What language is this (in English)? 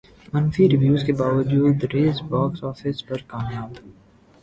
Urdu